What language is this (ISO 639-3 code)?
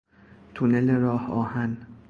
fas